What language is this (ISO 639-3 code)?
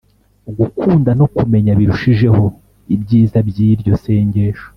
kin